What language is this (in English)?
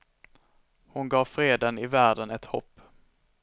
Swedish